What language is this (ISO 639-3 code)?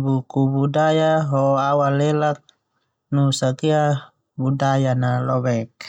twu